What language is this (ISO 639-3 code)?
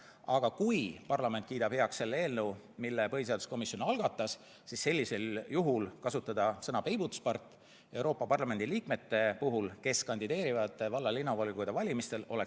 est